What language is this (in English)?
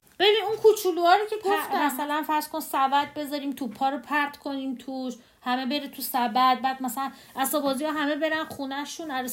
Persian